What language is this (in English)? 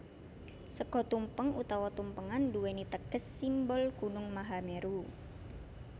Javanese